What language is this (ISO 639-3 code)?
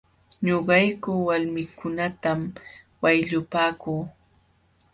qxw